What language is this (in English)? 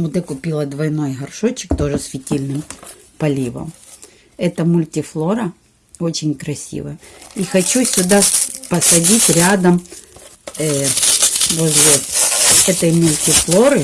Russian